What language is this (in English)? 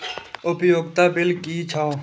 Maithili